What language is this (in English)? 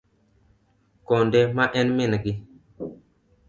Luo (Kenya and Tanzania)